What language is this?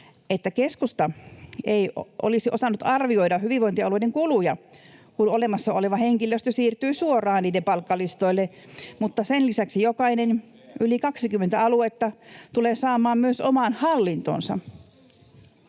Finnish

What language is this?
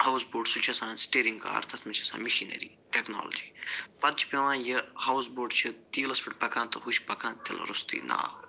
Kashmiri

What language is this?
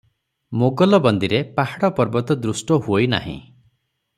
Odia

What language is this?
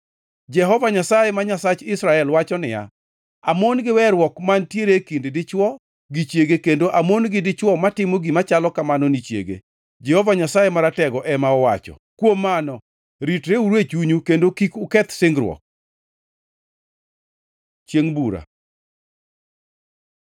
Luo (Kenya and Tanzania)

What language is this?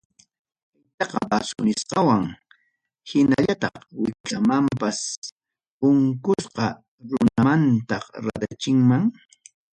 Ayacucho Quechua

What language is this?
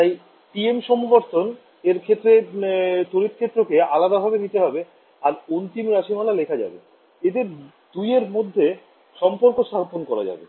Bangla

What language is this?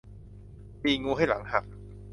Thai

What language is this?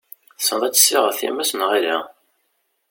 Kabyle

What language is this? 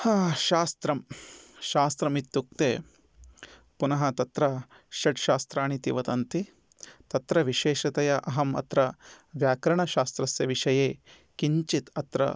Sanskrit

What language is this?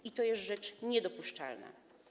Polish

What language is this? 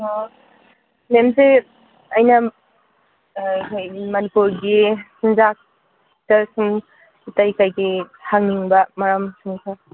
Manipuri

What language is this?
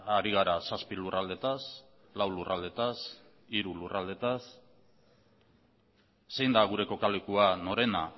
Basque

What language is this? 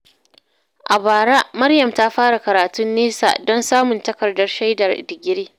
Hausa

